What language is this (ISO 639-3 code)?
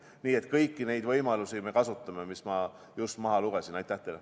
est